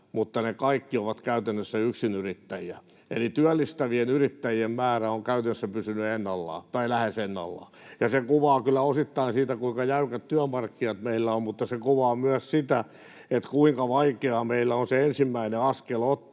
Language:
Finnish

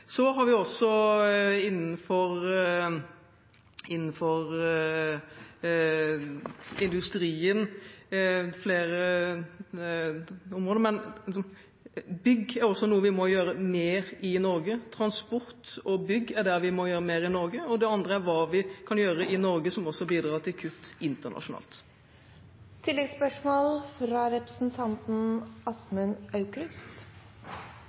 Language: Norwegian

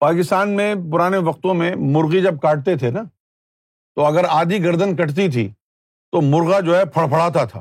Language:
Urdu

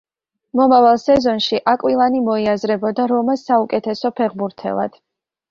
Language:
Georgian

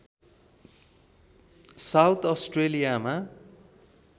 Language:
Nepali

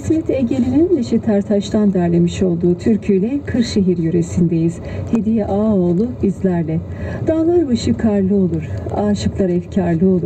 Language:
Turkish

